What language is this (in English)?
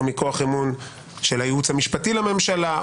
Hebrew